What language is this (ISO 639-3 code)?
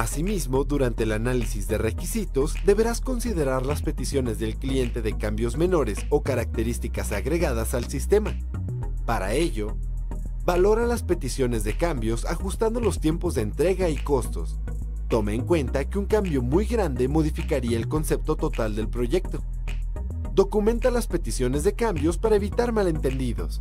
spa